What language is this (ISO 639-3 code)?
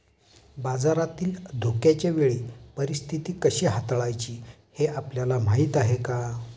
mar